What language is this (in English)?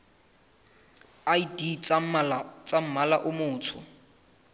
Southern Sotho